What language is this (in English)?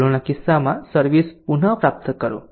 Gujarati